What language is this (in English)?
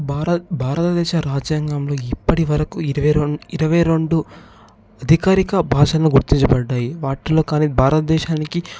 Telugu